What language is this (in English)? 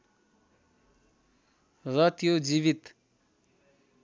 Nepali